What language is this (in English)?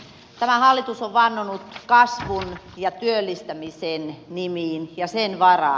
Finnish